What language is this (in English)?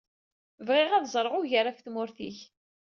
Kabyle